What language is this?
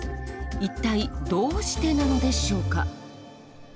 Japanese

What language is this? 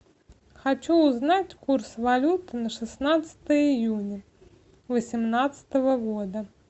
Russian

